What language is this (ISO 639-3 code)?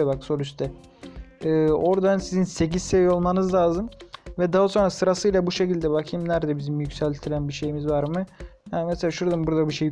tur